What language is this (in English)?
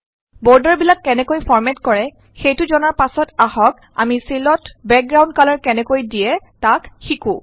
Assamese